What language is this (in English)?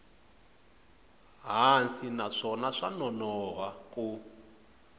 Tsonga